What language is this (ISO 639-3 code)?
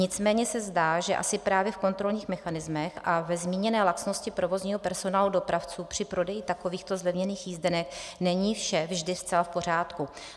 ces